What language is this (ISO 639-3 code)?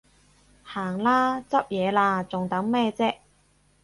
yue